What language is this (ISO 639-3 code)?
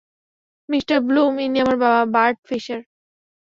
ben